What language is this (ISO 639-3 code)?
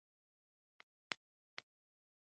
pus